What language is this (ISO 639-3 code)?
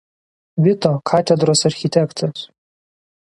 lit